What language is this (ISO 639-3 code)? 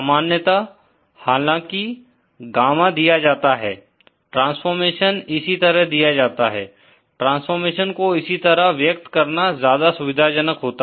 hin